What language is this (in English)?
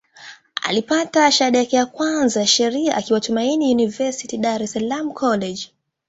Swahili